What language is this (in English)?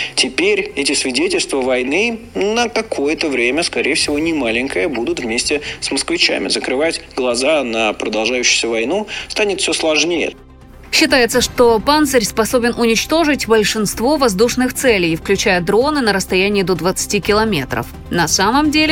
Russian